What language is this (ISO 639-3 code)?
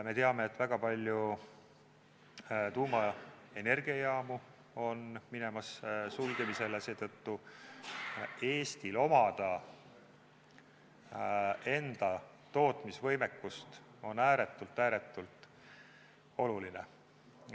est